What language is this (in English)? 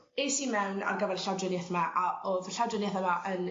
Welsh